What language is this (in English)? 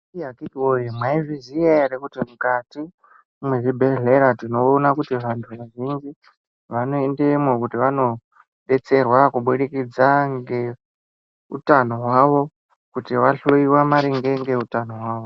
Ndau